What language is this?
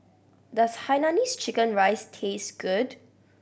English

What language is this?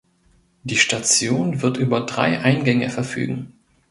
German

